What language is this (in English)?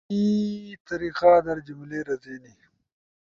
Ushojo